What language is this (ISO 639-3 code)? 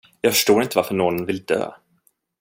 swe